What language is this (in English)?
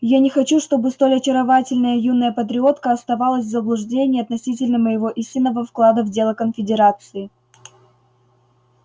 Russian